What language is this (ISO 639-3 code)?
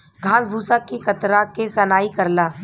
bho